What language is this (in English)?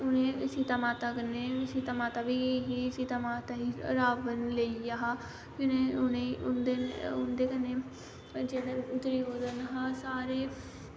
Dogri